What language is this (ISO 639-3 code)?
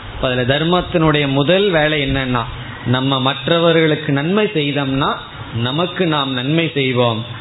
tam